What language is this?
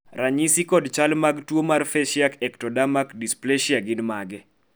Luo (Kenya and Tanzania)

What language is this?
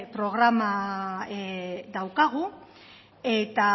Basque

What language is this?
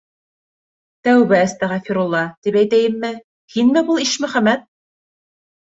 Bashkir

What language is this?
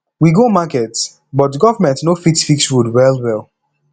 Nigerian Pidgin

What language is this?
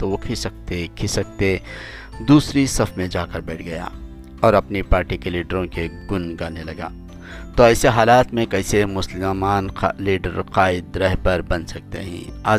Urdu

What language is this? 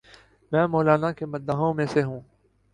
Urdu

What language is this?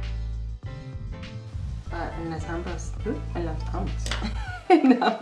Spanish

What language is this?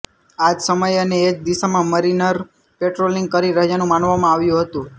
Gujarati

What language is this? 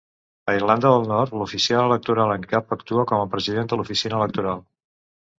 Catalan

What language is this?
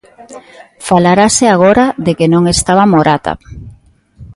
Galician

